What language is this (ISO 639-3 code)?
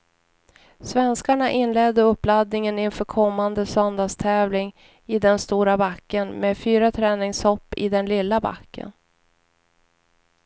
swe